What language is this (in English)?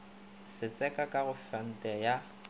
Northern Sotho